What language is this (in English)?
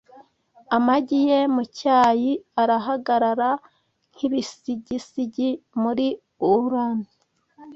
Kinyarwanda